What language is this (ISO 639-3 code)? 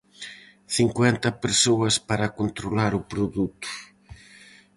glg